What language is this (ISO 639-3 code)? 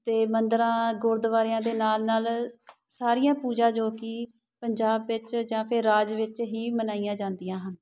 pan